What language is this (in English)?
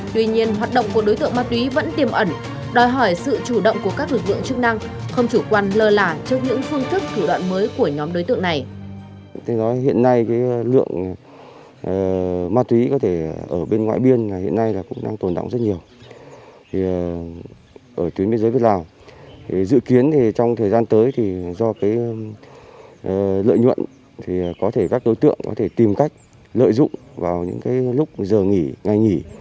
Vietnamese